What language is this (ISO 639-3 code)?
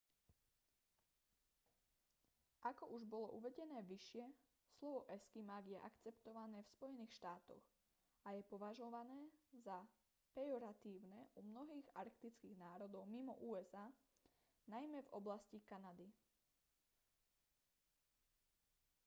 slk